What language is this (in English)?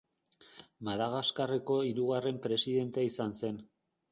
Basque